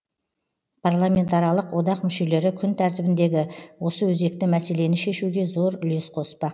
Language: Kazakh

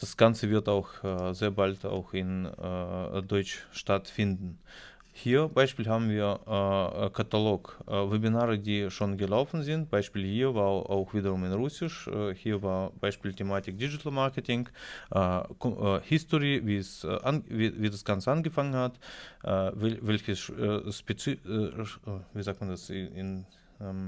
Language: German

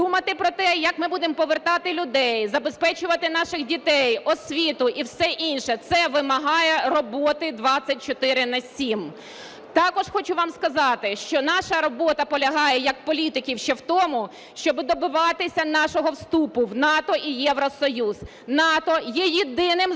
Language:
Ukrainian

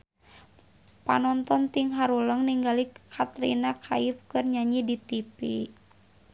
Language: Sundanese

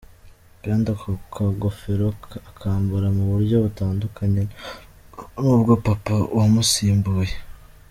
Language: Kinyarwanda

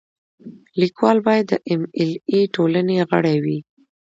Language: Pashto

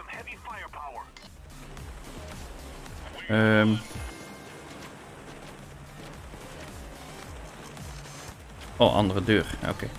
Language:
Dutch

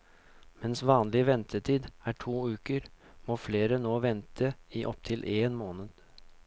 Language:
Norwegian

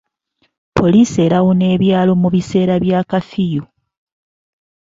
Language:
Ganda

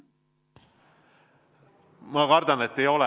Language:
Estonian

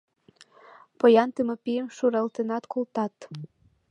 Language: Mari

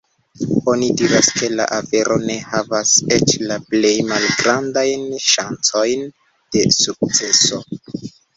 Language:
Esperanto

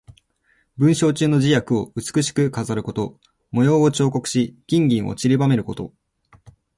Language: Japanese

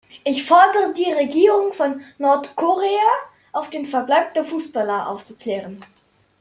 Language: German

